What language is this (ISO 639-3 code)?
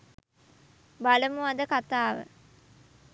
sin